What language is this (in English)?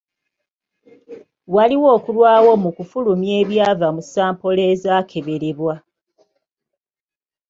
Ganda